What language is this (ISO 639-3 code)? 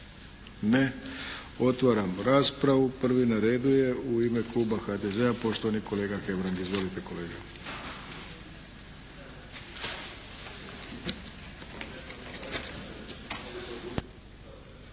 hrv